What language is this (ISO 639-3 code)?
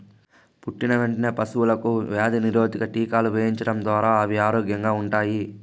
tel